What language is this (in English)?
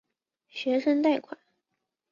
Chinese